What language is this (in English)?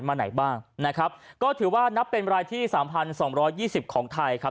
Thai